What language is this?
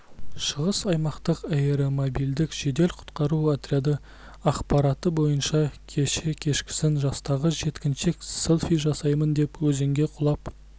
Kazakh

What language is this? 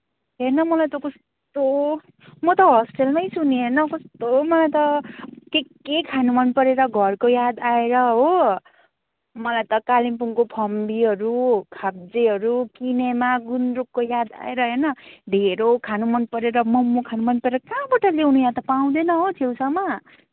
Nepali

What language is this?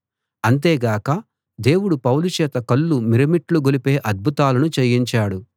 Telugu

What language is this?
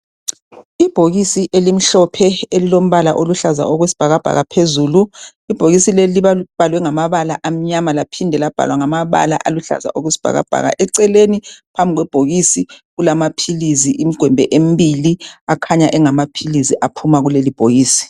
North Ndebele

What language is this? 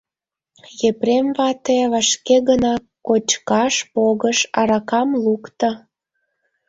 Mari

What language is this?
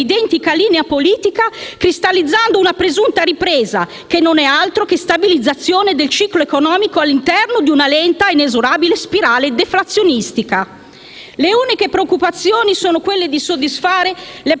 Italian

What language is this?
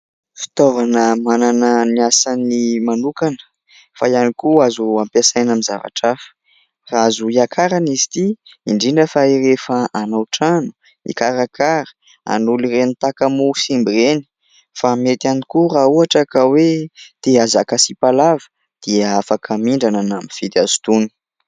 Malagasy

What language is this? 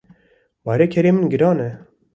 Kurdish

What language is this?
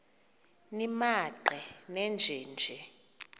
Xhosa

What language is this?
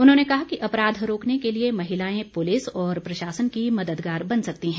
Hindi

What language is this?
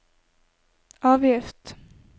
Norwegian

